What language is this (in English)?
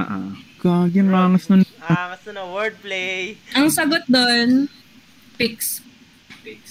Filipino